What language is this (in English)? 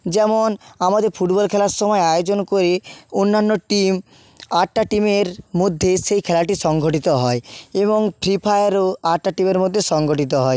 Bangla